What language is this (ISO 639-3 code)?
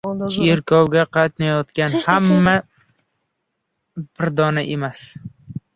uzb